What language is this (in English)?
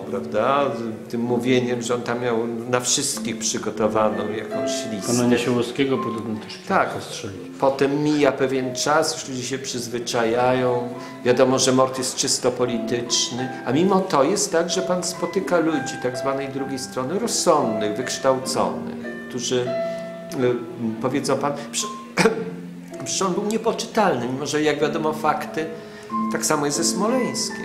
Polish